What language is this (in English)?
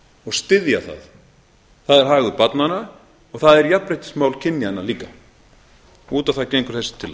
Icelandic